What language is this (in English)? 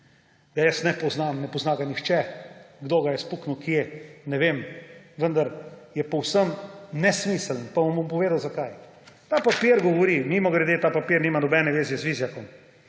Slovenian